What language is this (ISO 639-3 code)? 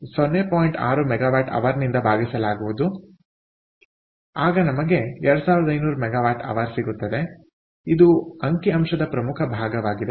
kan